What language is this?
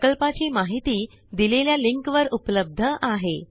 Marathi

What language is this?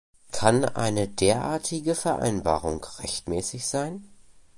German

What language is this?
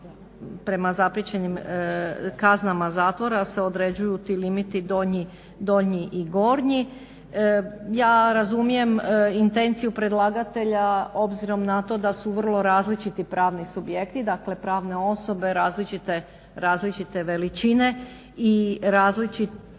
Croatian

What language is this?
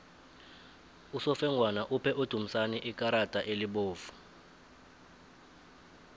South Ndebele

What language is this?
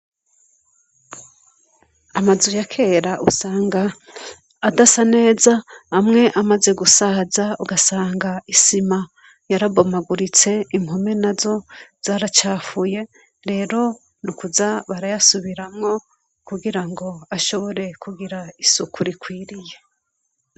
Rundi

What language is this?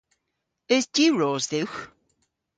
Cornish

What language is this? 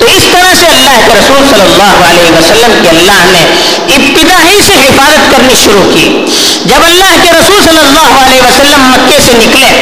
Urdu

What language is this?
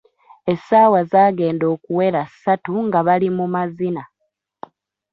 Ganda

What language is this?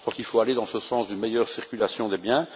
French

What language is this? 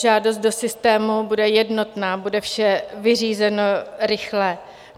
Czech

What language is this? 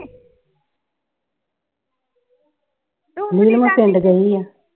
Punjabi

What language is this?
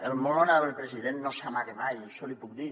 Catalan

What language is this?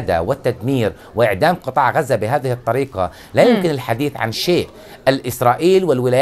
Arabic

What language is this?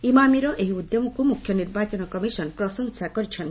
Odia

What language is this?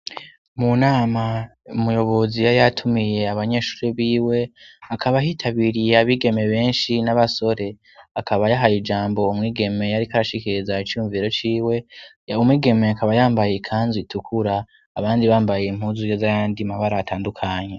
Rundi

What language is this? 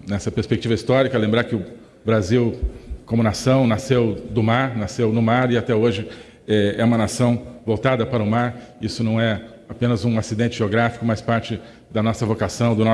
Portuguese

